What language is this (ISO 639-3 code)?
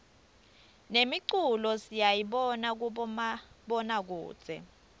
ssw